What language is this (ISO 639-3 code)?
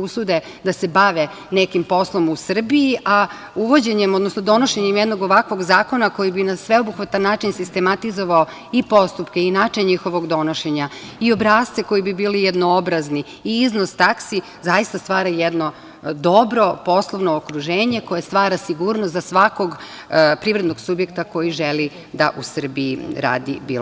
srp